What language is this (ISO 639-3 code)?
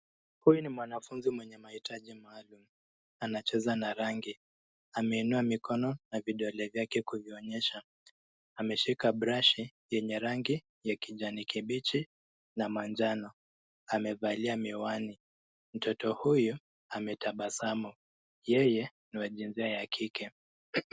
swa